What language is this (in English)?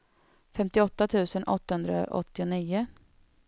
Swedish